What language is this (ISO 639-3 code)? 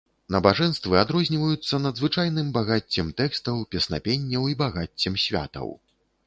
bel